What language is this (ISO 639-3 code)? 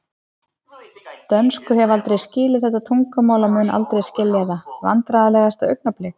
isl